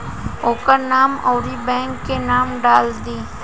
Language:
Bhojpuri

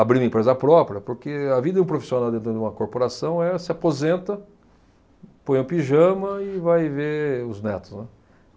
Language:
Portuguese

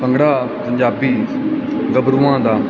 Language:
Punjabi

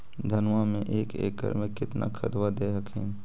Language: Magahi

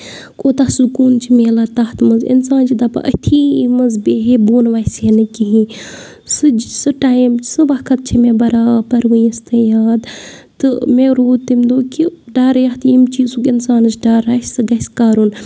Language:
Kashmiri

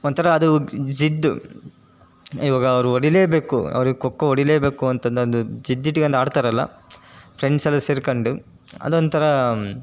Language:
Kannada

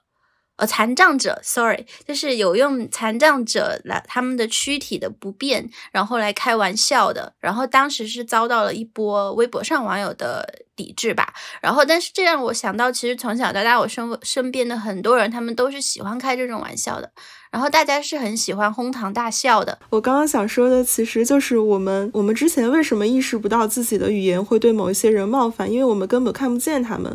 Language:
Chinese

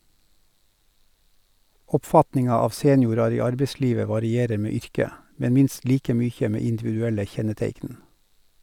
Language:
Norwegian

